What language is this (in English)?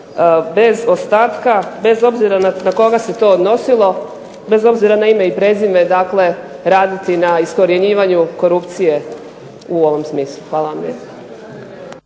Croatian